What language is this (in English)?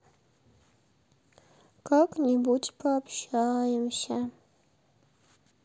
Russian